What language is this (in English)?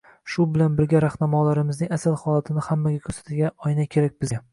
Uzbek